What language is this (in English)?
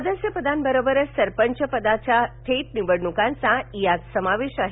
Marathi